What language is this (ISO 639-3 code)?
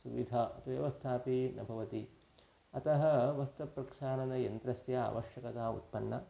san